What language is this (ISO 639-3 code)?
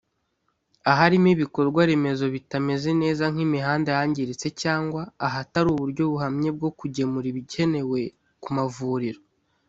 kin